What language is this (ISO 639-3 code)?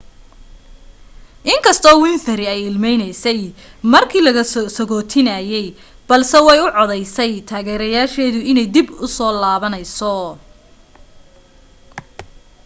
som